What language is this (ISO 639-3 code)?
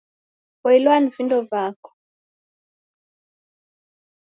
dav